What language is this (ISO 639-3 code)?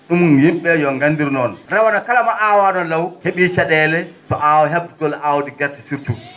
ful